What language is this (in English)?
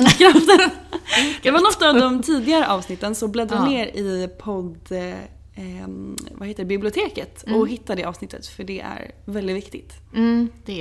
Swedish